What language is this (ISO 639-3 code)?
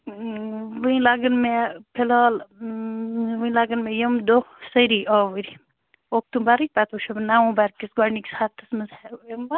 kas